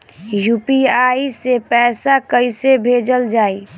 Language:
Bhojpuri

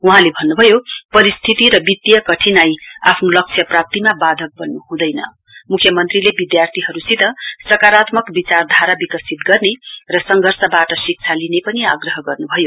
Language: Nepali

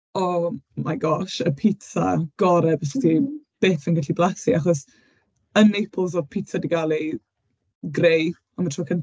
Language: Welsh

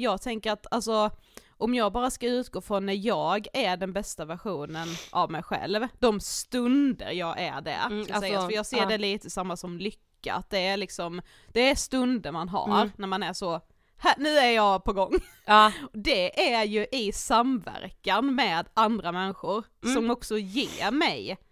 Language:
Swedish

